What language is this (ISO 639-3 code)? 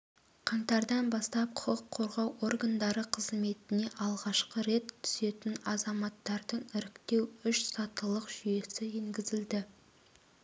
kaz